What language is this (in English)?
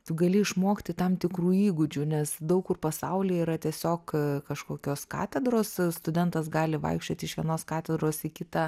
Lithuanian